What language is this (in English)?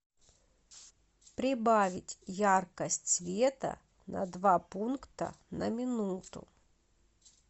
Russian